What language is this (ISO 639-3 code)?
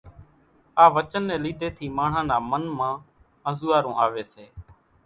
gjk